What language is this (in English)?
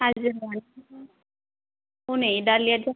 Bodo